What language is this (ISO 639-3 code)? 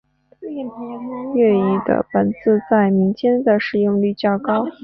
zho